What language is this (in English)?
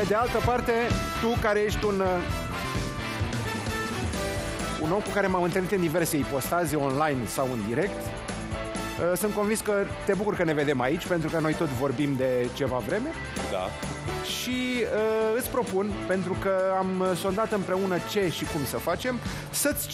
Romanian